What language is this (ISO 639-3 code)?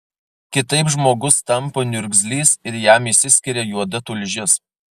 lit